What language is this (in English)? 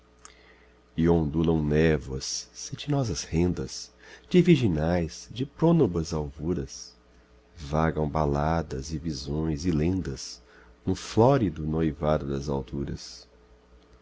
Portuguese